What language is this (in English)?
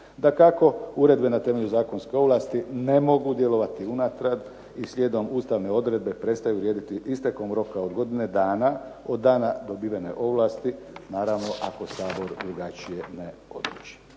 Croatian